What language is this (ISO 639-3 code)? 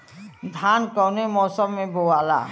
bho